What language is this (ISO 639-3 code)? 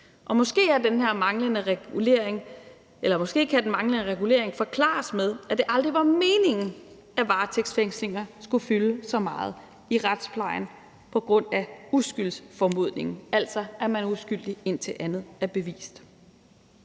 dan